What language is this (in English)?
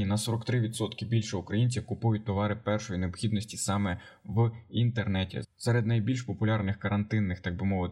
Ukrainian